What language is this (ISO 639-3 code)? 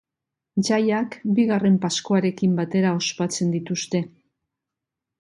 eus